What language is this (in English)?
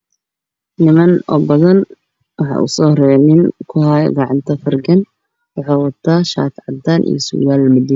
Somali